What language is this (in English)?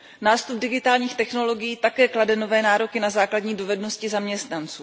Czech